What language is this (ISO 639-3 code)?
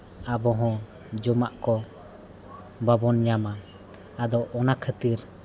sat